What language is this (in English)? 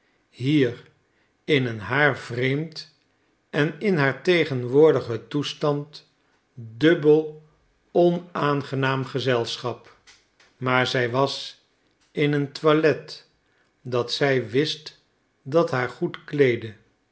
Dutch